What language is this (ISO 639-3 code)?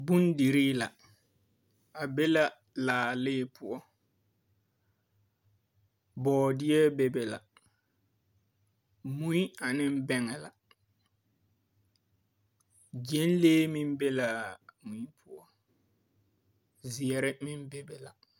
dga